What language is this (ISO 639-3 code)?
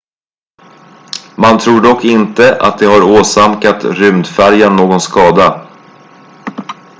swe